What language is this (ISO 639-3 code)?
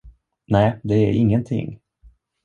swe